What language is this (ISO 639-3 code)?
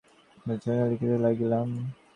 ben